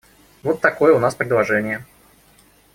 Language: Russian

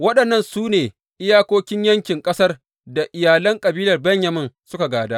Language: Hausa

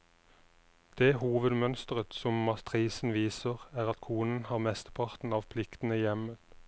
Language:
Norwegian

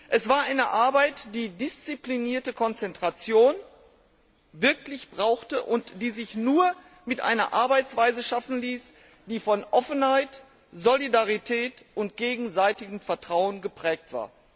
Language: German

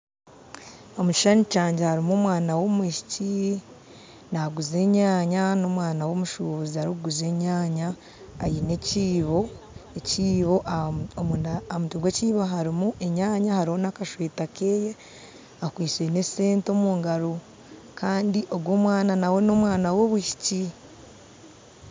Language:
Nyankole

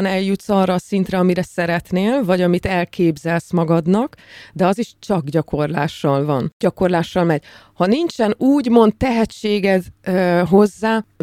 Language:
Hungarian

